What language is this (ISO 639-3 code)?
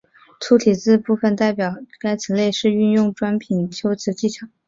zho